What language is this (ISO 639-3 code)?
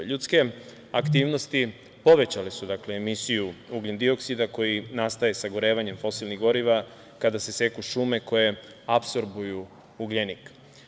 srp